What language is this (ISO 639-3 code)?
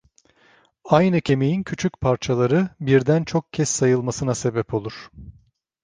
tur